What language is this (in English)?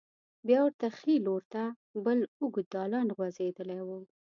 Pashto